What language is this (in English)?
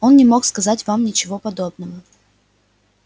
Russian